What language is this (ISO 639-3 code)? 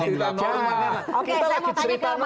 ind